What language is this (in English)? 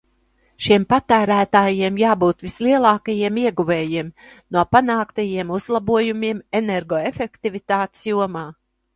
Latvian